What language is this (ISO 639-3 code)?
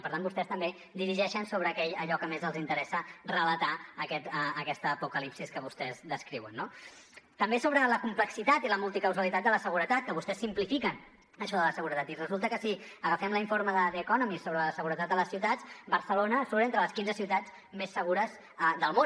cat